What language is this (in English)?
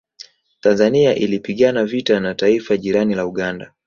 Swahili